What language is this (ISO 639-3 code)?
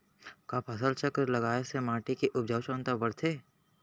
hne